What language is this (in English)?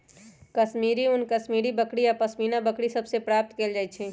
Magahi